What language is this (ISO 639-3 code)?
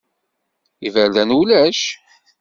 kab